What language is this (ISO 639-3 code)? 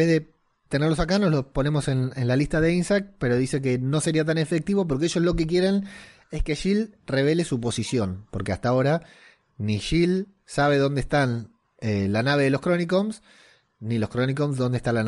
spa